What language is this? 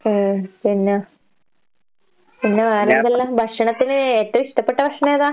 Malayalam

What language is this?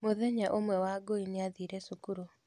Kikuyu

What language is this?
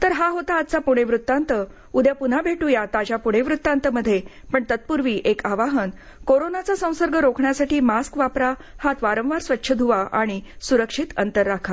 Marathi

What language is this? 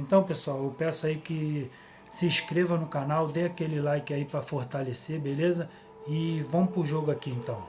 Portuguese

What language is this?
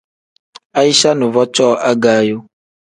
Tem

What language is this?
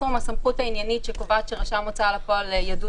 Hebrew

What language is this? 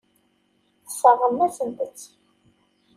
Kabyle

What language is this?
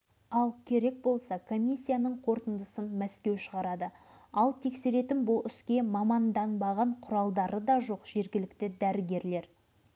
Kazakh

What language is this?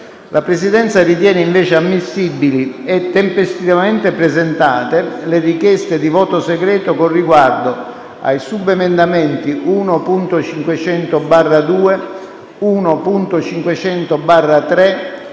Italian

